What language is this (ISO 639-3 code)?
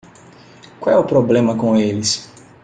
por